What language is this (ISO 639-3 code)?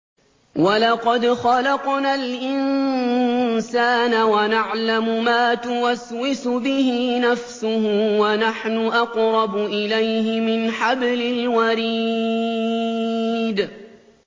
ara